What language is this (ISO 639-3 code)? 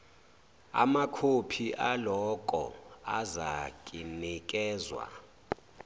zul